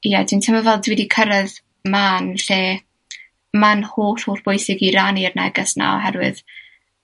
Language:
Welsh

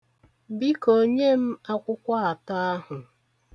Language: Igbo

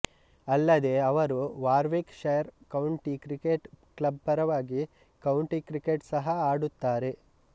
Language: Kannada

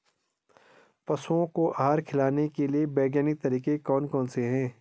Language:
Hindi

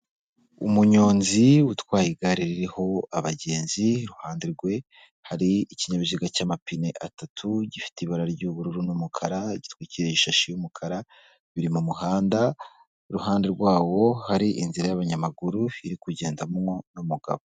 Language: Kinyarwanda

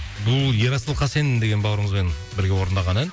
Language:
Kazakh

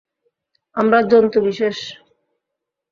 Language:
Bangla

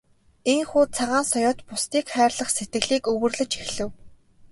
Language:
Mongolian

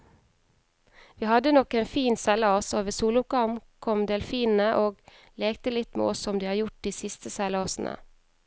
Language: Norwegian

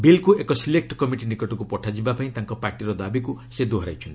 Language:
Odia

